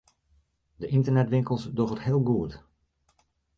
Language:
Western Frisian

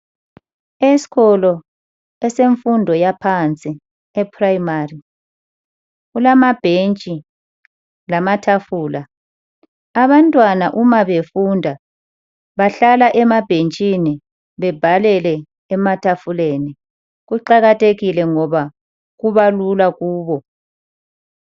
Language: North Ndebele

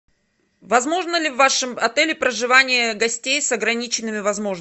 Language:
Russian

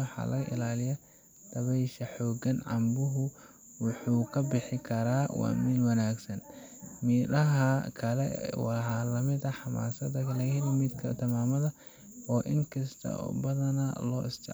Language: Somali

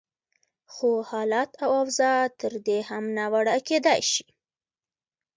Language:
Pashto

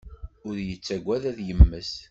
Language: Kabyle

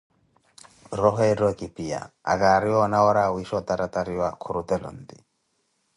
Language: Koti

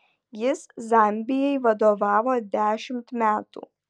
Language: Lithuanian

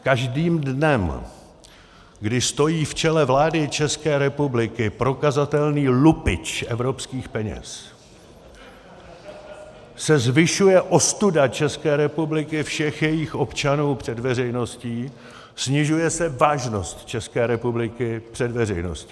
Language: Czech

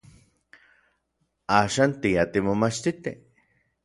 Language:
Orizaba Nahuatl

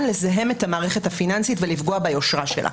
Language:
Hebrew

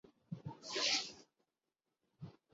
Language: Urdu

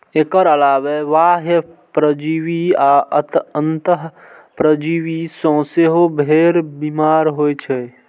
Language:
Maithili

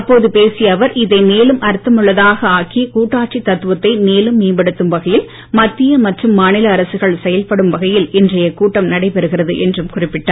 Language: Tamil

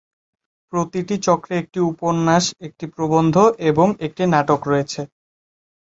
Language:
Bangla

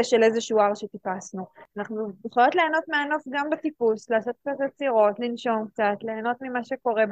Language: Hebrew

